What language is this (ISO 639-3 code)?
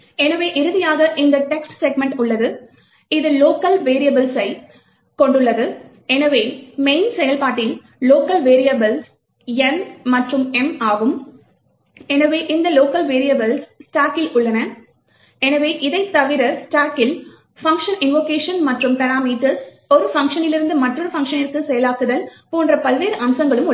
tam